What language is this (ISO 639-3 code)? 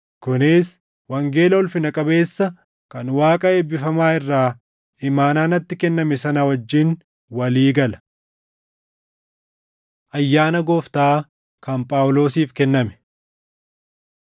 orm